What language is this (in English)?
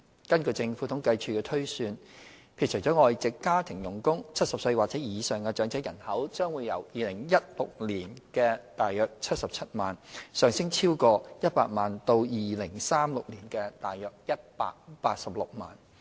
Cantonese